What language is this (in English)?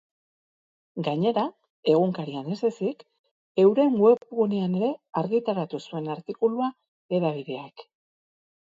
Basque